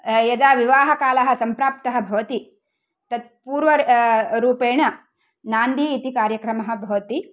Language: Sanskrit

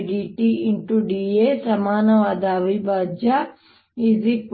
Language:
Kannada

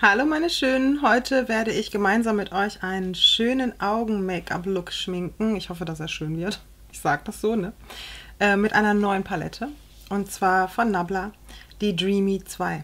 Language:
German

